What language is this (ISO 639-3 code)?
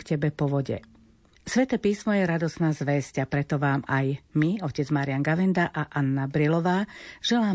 slk